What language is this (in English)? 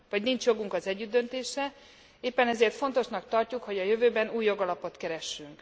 Hungarian